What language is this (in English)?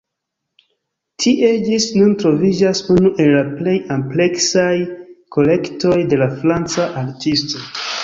Esperanto